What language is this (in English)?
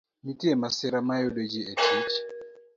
Luo (Kenya and Tanzania)